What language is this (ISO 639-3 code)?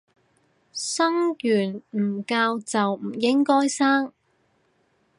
yue